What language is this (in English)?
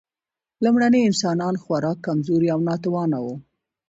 Pashto